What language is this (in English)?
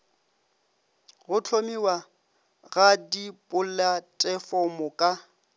Northern Sotho